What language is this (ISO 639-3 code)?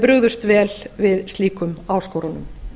isl